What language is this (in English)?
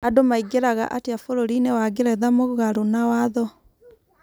Kikuyu